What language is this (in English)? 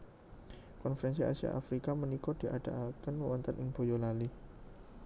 Javanese